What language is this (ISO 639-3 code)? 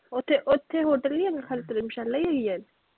pan